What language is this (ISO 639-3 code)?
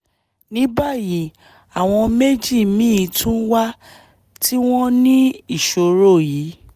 yor